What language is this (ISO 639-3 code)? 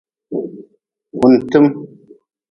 nmz